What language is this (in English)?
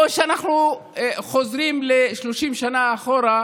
Hebrew